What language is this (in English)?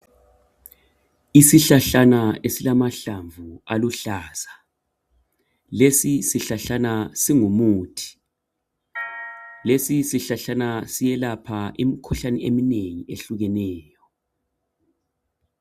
North Ndebele